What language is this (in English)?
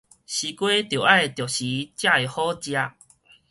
Min Nan Chinese